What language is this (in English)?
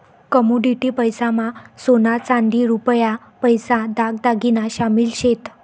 Marathi